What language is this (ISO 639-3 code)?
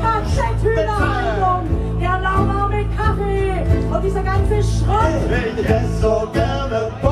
deu